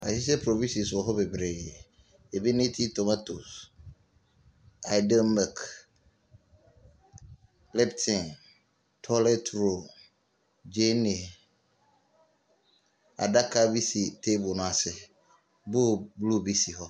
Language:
Akan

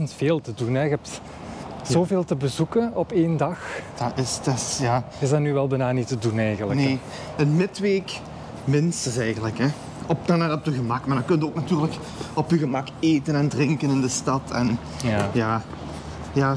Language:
Dutch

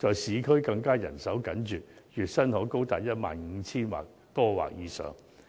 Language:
Cantonese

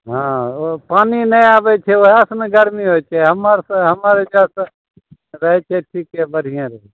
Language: Maithili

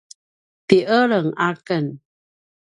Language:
Paiwan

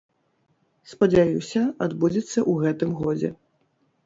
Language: Belarusian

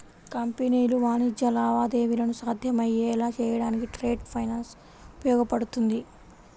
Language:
Telugu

